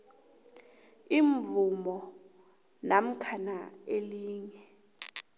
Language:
South Ndebele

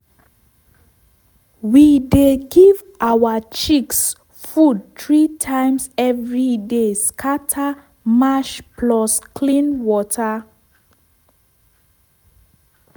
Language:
Nigerian Pidgin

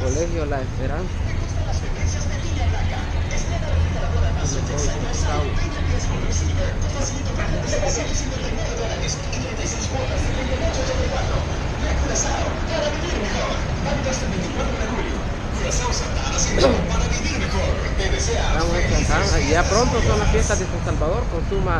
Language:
Spanish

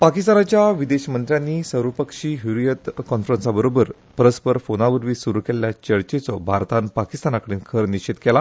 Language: Konkani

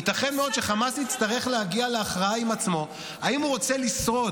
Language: Hebrew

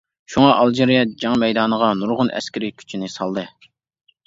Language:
Uyghur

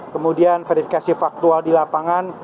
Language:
Indonesian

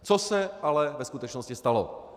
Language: Czech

